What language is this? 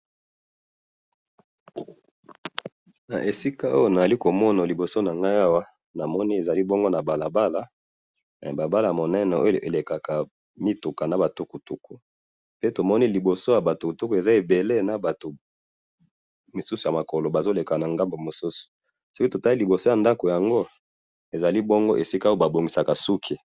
Lingala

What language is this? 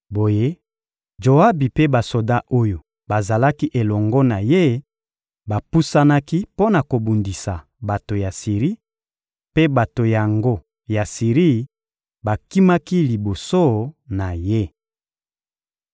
Lingala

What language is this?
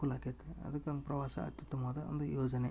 Kannada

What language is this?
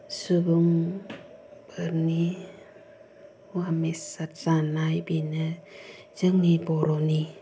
Bodo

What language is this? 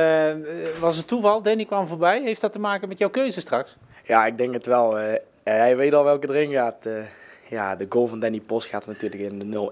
Dutch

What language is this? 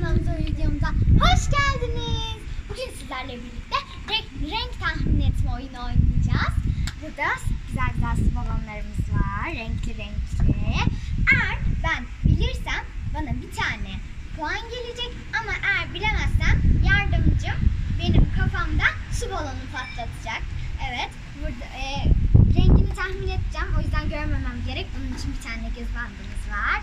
Turkish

